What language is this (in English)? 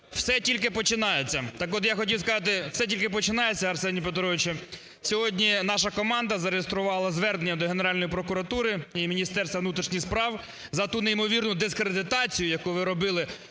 Ukrainian